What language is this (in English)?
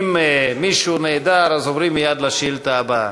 Hebrew